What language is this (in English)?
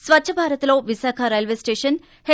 Telugu